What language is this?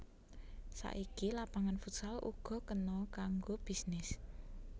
Javanese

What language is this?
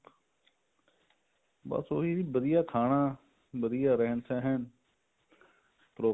Punjabi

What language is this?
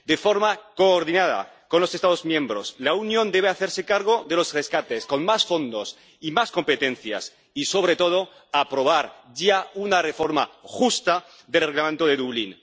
Spanish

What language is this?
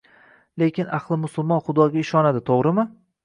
Uzbek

